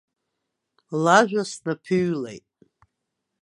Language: Abkhazian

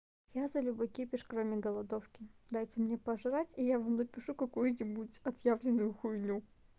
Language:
Russian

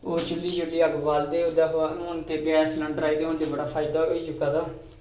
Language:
Dogri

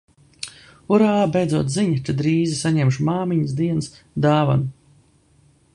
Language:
Latvian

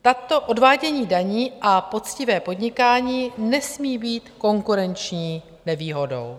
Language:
Czech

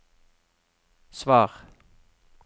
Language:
Norwegian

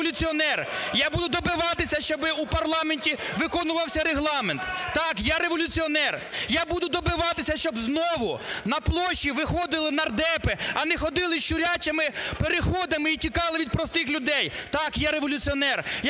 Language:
Ukrainian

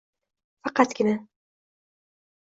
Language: Uzbek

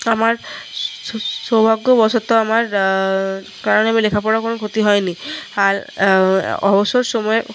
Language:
Bangla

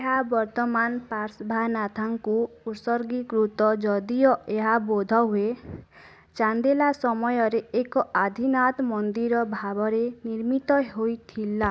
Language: Odia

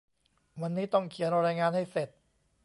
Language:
Thai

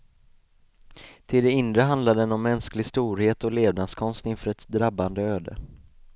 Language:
Swedish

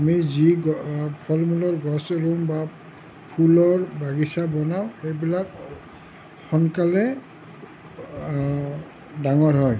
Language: Assamese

